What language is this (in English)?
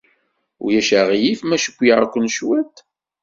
Kabyle